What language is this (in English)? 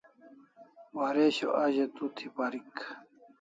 Kalasha